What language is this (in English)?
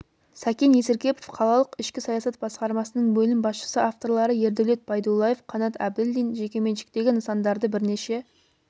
Kazakh